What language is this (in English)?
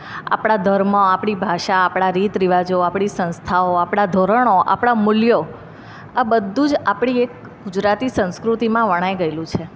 Gujarati